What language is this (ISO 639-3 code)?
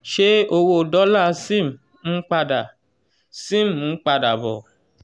yor